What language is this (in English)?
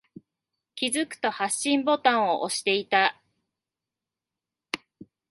Japanese